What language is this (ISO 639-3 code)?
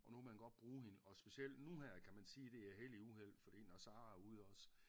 dan